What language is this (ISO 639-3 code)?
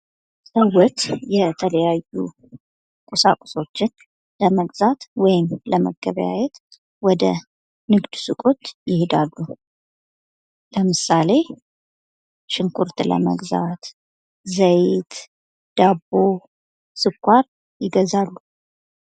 amh